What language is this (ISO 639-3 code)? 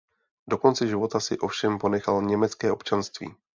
ces